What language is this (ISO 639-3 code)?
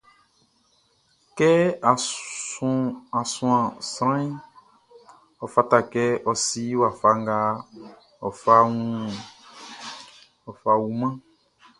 bci